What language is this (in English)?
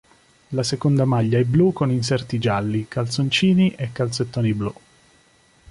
Italian